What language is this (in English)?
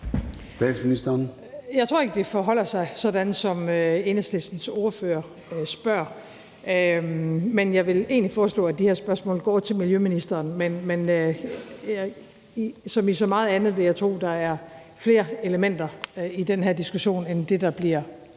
Danish